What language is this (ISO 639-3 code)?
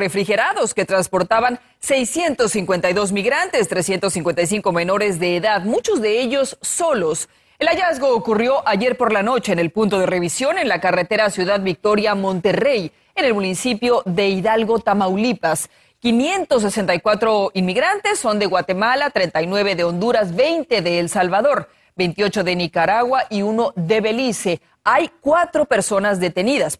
spa